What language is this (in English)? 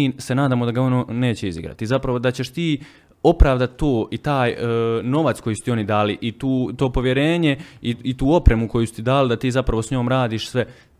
Croatian